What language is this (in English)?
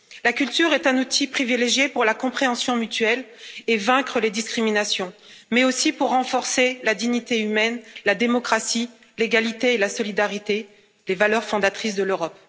French